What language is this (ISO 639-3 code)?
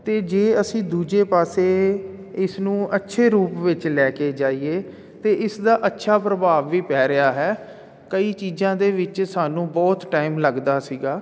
pan